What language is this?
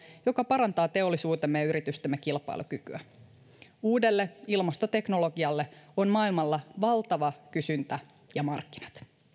Finnish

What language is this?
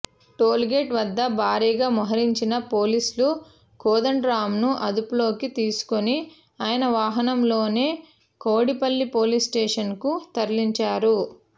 Telugu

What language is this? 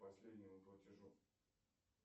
Russian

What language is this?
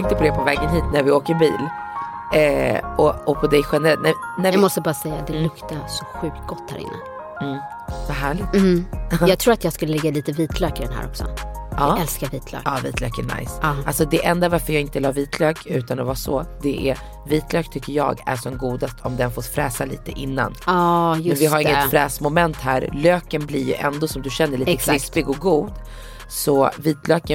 Swedish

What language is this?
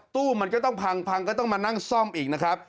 Thai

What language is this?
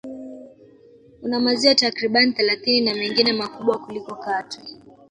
Swahili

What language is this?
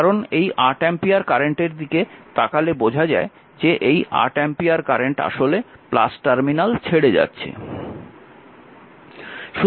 Bangla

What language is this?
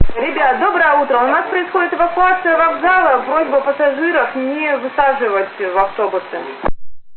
Russian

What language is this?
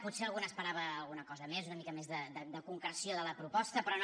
Catalan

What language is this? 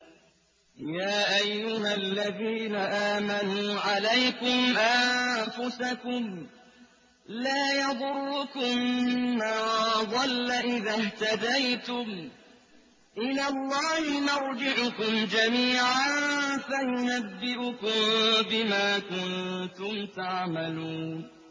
Arabic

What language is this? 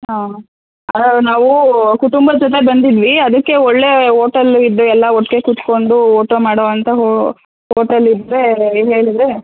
Kannada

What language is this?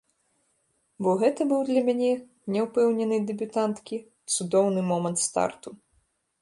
Belarusian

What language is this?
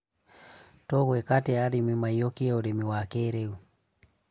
Kikuyu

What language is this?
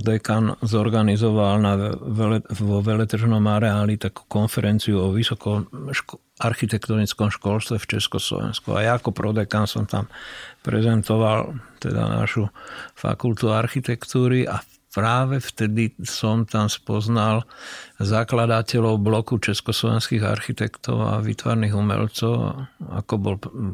Slovak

